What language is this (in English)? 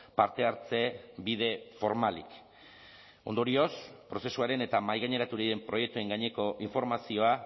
Basque